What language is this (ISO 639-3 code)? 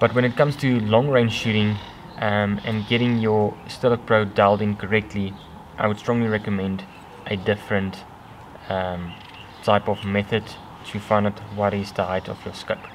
eng